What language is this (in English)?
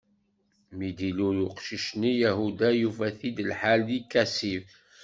Kabyle